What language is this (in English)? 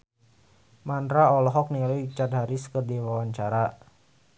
Sundanese